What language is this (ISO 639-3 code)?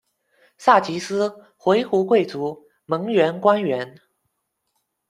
zho